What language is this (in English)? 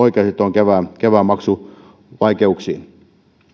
Finnish